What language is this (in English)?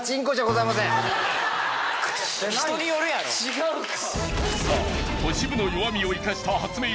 Japanese